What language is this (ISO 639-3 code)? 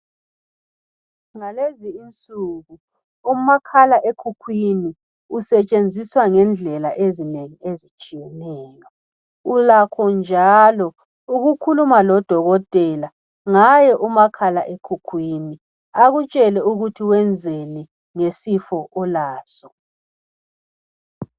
nde